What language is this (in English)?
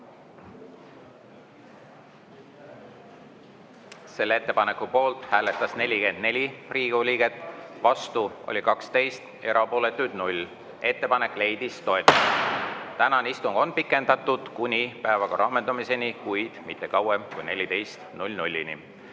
Estonian